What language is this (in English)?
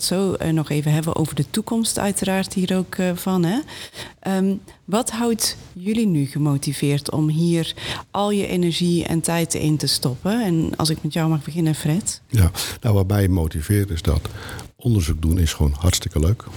Dutch